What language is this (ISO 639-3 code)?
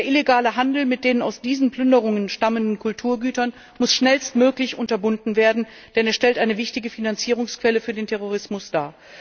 deu